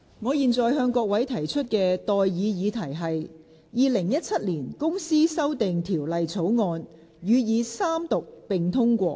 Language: Cantonese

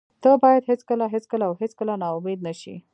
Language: Pashto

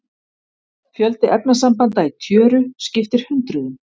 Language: Icelandic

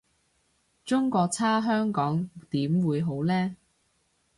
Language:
Cantonese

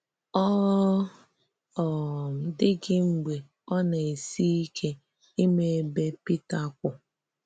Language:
Igbo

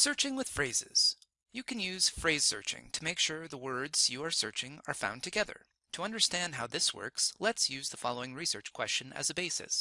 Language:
English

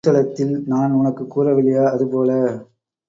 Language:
Tamil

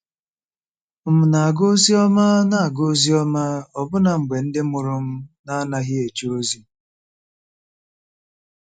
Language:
Igbo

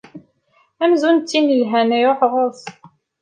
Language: Kabyle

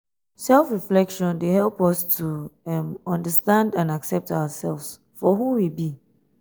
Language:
Nigerian Pidgin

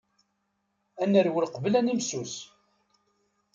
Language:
Kabyle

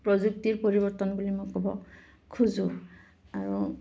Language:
Assamese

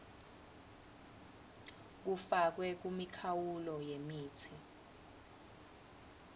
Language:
Swati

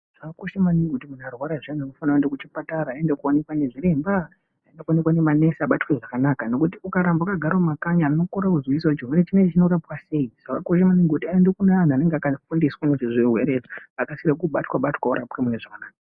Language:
Ndau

